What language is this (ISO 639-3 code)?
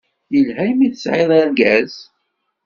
kab